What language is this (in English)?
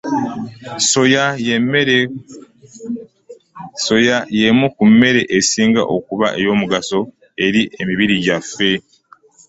Ganda